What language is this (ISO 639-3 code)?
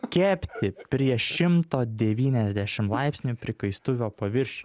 lit